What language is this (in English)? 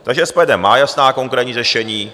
Czech